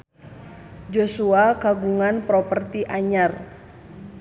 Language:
Sundanese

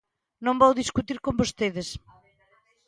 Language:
Galician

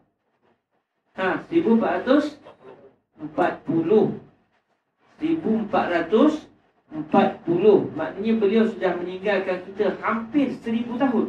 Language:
Malay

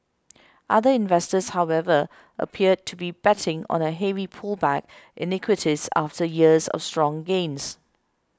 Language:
English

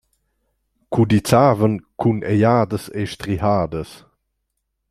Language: Romansh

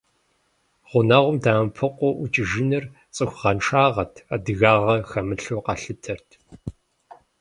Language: Kabardian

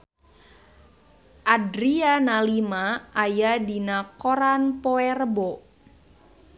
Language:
Sundanese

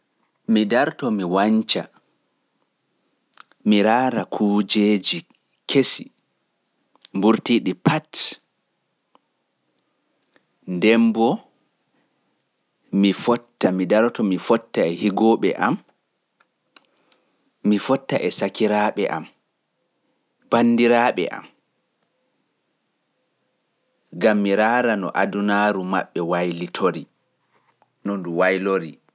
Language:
Pular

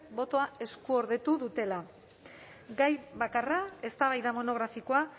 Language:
Basque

